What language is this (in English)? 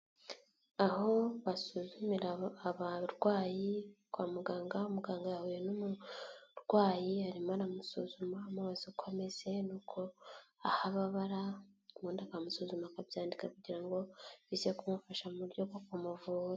Kinyarwanda